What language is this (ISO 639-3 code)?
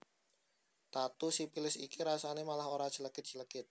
jav